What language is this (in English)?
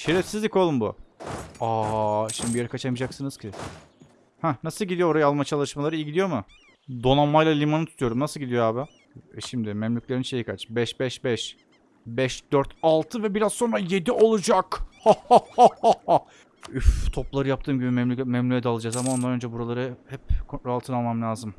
Turkish